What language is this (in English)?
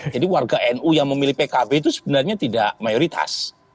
Indonesian